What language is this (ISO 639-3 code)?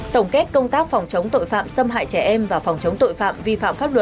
vie